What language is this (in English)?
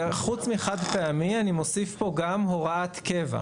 Hebrew